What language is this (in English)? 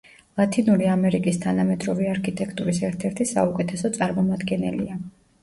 Georgian